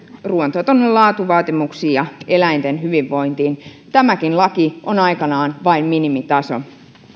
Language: Finnish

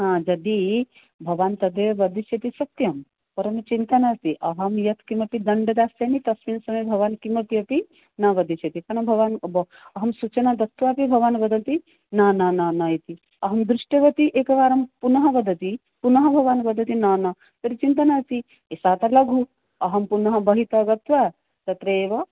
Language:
Sanskrit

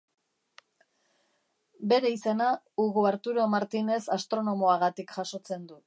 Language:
Basque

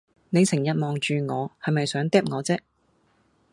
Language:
Cantonese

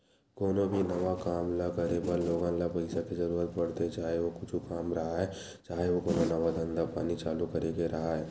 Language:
Chhattisgarhi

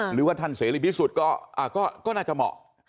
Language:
Thai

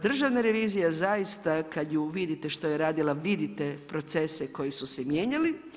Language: Croatian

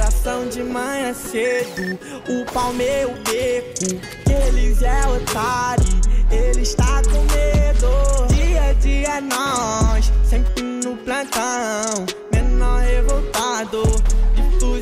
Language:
Romanian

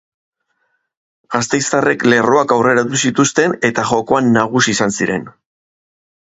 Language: Basque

